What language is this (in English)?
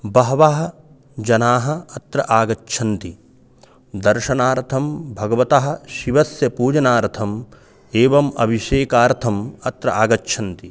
Sanskrit